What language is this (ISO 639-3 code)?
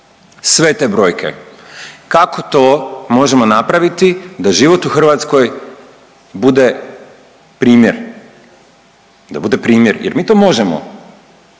hrv